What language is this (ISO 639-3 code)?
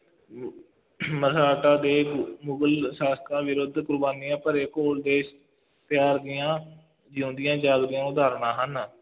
pan